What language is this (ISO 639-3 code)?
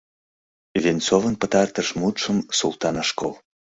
chm